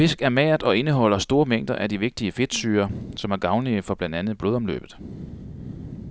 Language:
Danish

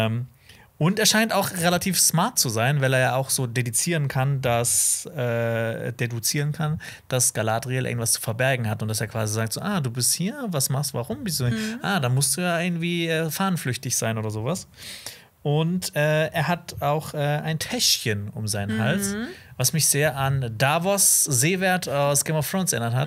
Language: German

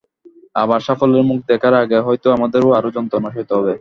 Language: Bangla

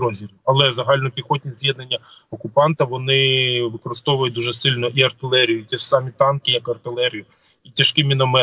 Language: Ukrainian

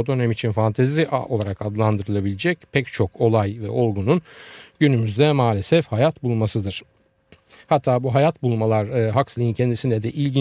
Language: Turkish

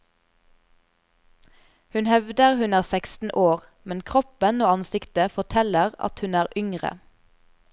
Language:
Norwegian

